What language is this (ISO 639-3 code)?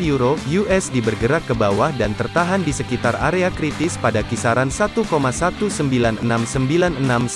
ind